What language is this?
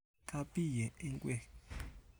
Kalenjin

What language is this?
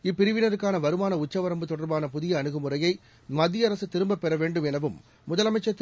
Tamil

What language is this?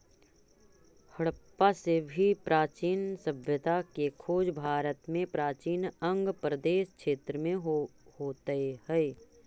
Magahi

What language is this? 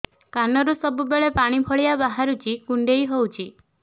Odia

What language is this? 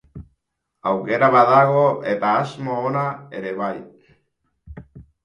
Basque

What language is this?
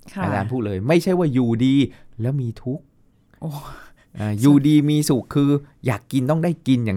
Thai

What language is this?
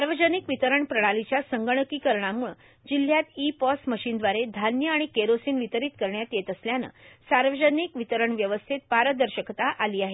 Marathi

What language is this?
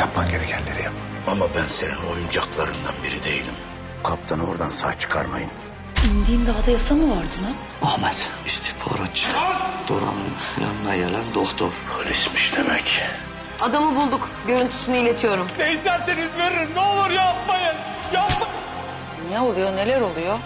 Turkish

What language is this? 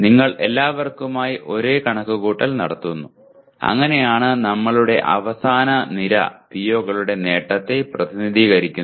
Malayalam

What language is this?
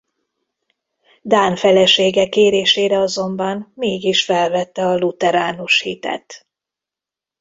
Hungarian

